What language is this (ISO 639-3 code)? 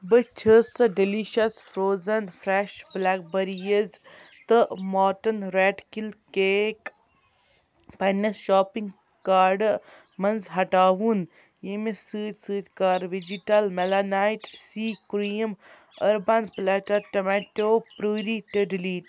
kas